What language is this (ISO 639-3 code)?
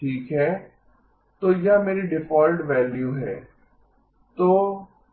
hin